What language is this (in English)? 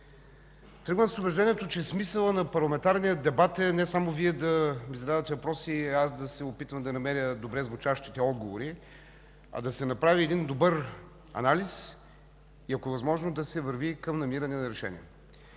Bulgarian